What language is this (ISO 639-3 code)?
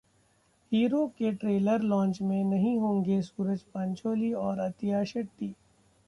hin